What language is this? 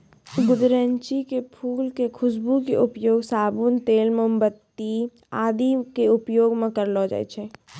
Maithili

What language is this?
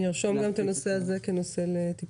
Hebrew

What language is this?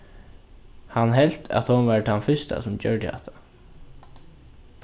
Faroese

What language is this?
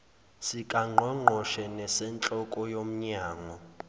Zulu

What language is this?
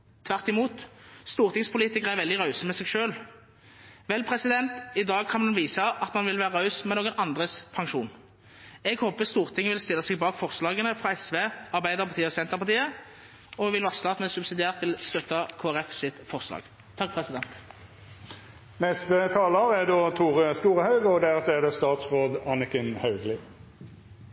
Norwegian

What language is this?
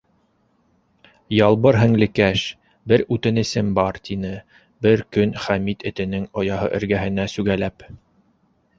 Bashkir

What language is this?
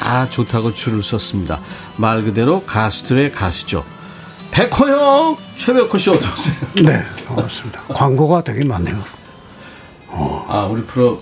Korean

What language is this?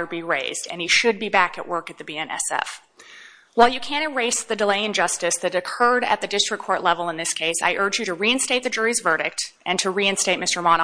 English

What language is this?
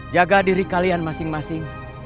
Indonesian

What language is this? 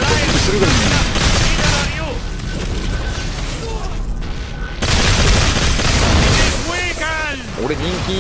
Japanese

